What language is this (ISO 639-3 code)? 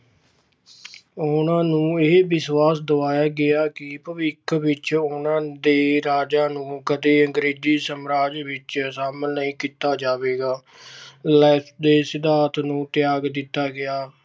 pan